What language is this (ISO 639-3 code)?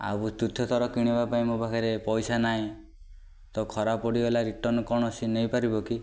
ori